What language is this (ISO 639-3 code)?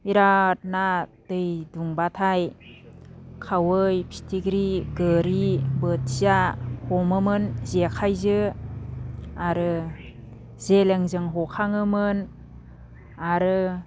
brx